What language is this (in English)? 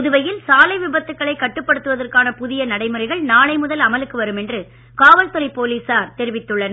Tamil